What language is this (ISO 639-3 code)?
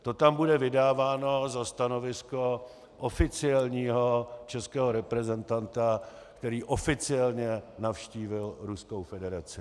ces